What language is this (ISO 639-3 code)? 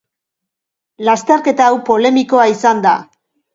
eus